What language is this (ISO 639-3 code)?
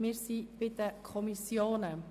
gsw